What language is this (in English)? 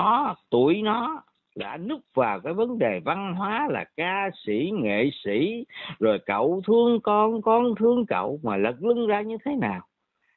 Vietnamese